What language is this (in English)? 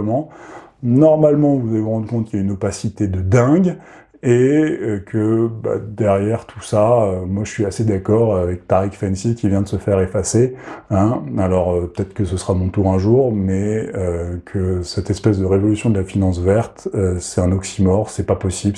French